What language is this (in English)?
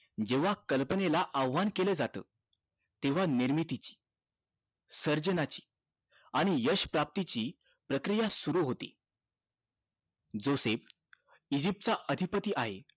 Marathi